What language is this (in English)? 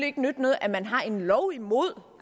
Danish